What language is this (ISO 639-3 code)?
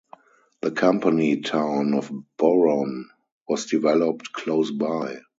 eng